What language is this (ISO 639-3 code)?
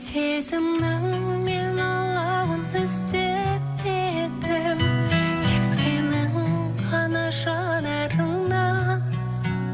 kaz